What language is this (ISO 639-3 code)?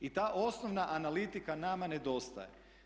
hrv